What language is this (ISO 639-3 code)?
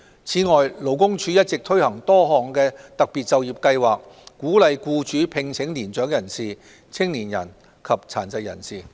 yue